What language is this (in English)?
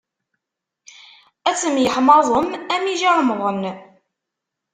Kabyle